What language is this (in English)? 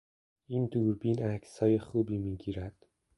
Persian